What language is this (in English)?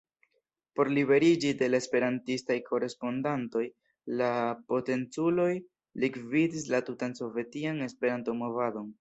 Esperanto